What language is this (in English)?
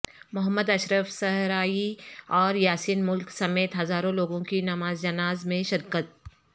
Urdu